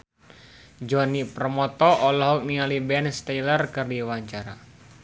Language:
Sundanese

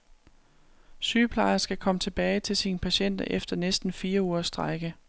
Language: Danish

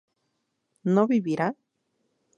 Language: Spanish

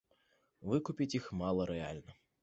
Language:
Belarusian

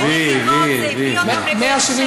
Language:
Hebrew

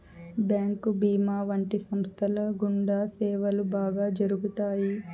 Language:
Telugu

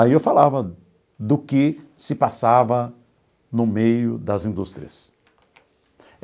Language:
Portuguese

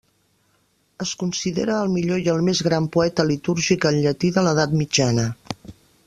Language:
Catalan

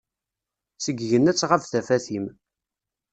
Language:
Kabyle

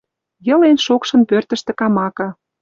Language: Western Mari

